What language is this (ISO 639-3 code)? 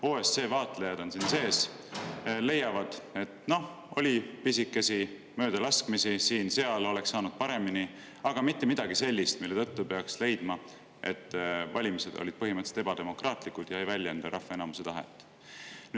est